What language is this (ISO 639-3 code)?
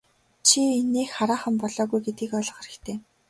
mon